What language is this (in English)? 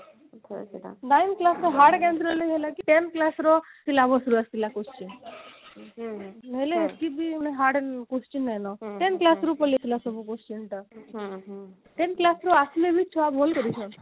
Odia